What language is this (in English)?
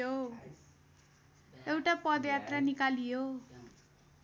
Nepali